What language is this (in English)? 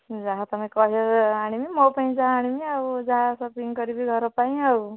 Odia